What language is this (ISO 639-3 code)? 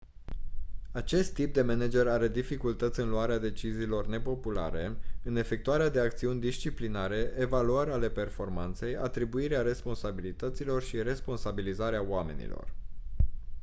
ron